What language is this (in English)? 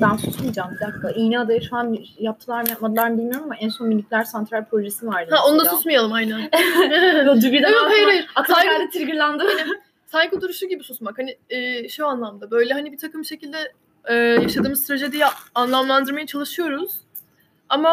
Turkish